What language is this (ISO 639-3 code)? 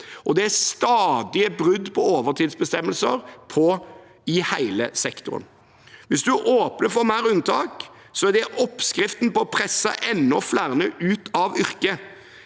nor